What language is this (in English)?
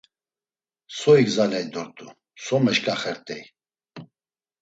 Laz